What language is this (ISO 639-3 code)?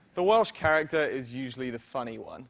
eng